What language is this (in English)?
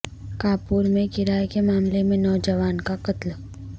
Urdu